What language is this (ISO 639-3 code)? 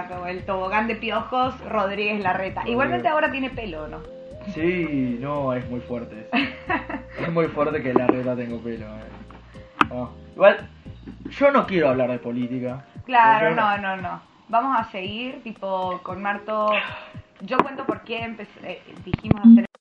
spa